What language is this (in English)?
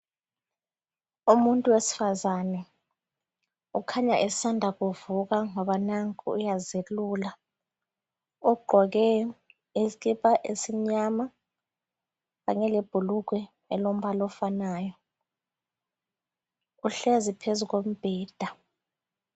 North Ndebele